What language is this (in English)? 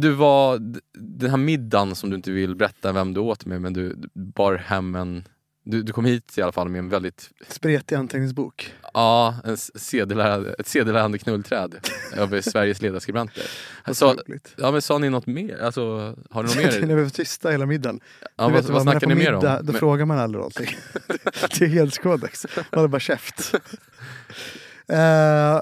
Swedish